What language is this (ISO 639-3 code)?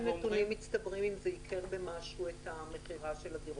heb